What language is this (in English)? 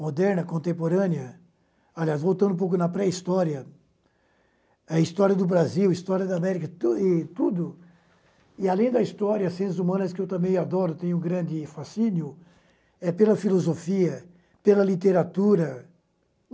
Portuguese